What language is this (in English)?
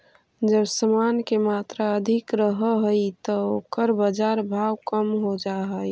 Magahi